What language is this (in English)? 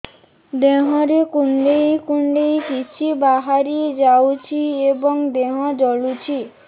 Odia